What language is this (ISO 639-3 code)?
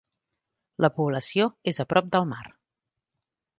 cat